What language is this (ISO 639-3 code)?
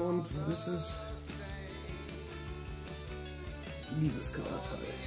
deu